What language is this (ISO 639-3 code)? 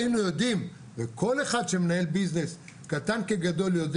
heb